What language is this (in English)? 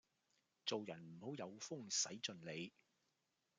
Cantonese